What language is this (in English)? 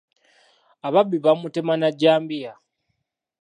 Ganda